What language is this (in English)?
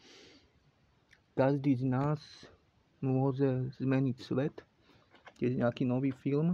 Slovak